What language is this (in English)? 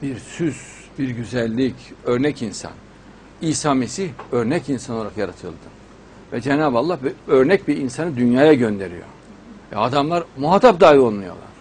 Turkish